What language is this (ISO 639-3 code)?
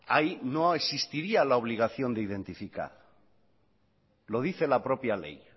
spa